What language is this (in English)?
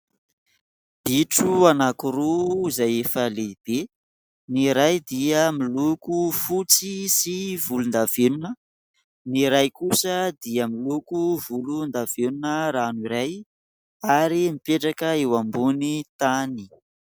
Malagasy